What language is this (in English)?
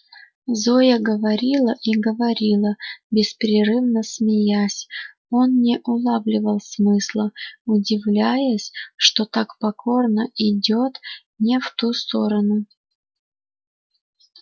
Russian